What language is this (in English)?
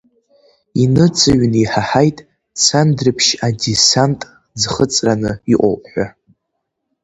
Abkhazian